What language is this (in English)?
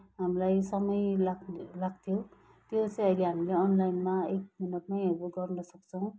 Nepali